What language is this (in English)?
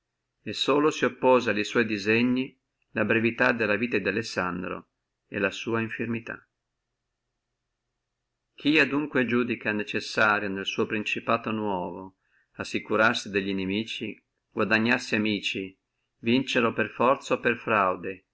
Italian